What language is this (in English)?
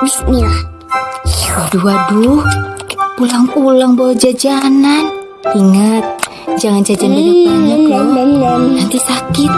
Indonesian